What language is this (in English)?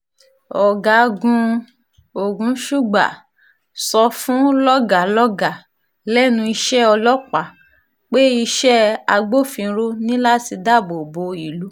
Yoruba